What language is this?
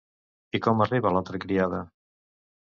Catalan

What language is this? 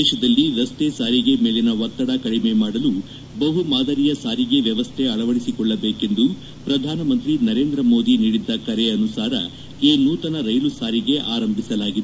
Kannada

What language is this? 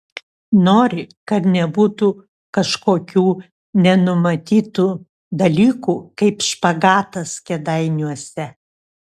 Lithuanian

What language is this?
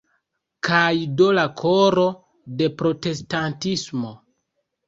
Esperanto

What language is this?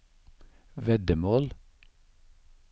Norwegian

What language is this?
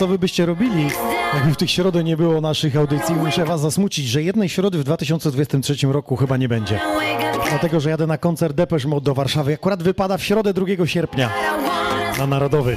Polish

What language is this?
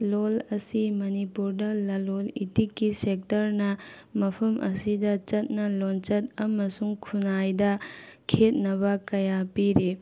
Manipuri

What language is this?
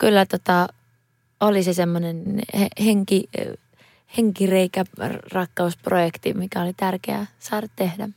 Finnish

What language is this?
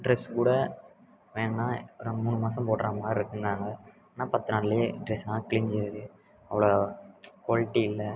Tamil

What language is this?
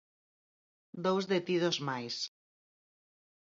Galician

